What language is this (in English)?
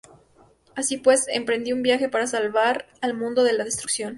Spanish